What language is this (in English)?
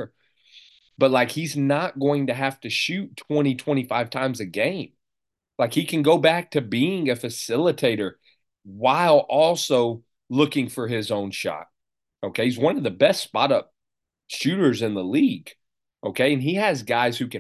English